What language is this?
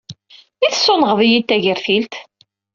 Kabyle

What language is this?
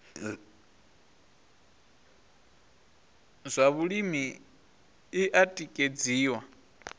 Venda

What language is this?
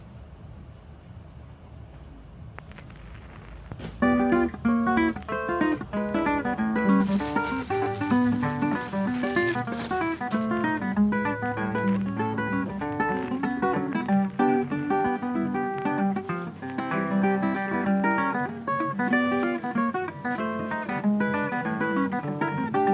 Korean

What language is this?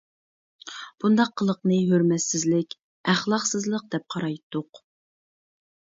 Uyghur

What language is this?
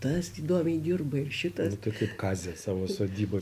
Lithuanian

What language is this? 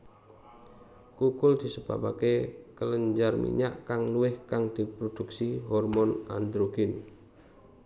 Javanese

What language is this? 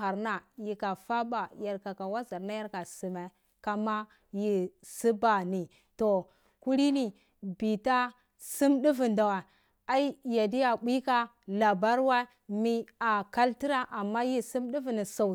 Cibak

